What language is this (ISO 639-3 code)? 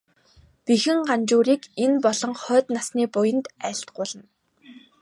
mon